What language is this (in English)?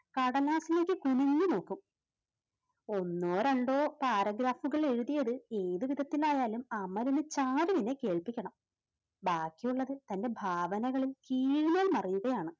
Malayalam